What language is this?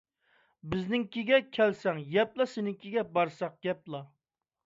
Uyghur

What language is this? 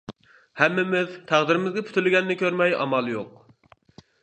Uyghur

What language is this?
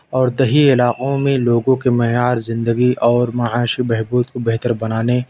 Urdu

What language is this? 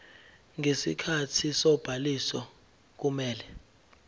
Zulu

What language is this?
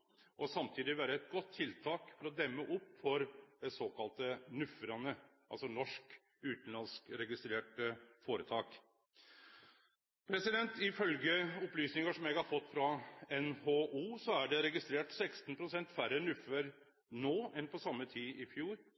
Norwegian Nynorsk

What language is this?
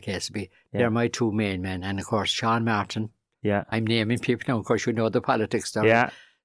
English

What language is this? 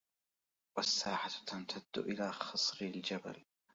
Arabic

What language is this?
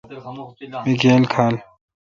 Kalkoti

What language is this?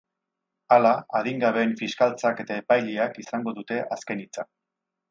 Basque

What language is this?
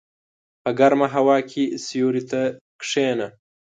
Pashto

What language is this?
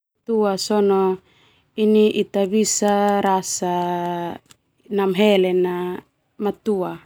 Termanu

